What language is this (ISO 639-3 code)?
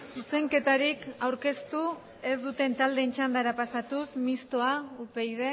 eus